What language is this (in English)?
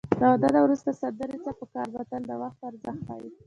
Pashto